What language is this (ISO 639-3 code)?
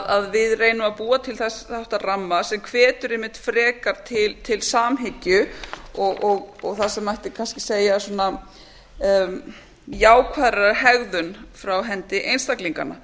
isl